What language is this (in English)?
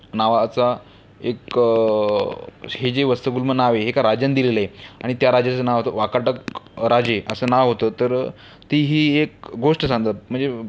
Marathi